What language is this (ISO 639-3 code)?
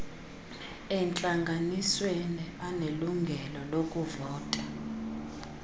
xho